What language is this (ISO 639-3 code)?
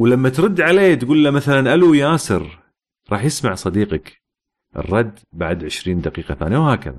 ara